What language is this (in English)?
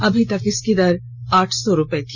Hindi